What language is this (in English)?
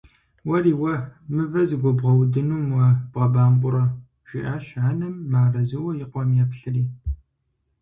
Kabardian